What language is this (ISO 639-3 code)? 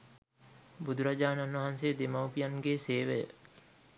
sin